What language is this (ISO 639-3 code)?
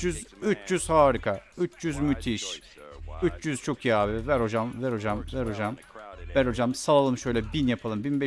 tur